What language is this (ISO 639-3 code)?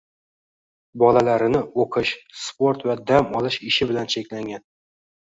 uzb